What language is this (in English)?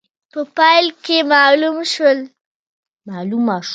Pashto